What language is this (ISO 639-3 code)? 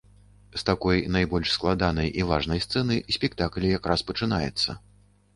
bel